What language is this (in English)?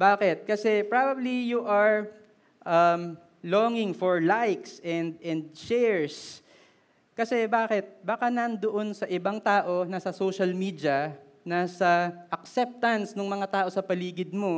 Filipino